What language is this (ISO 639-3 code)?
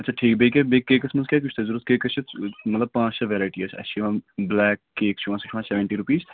kas